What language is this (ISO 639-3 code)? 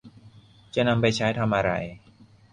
tha